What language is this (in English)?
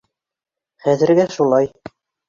Bashkir